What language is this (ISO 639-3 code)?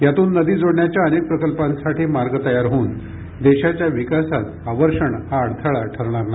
mar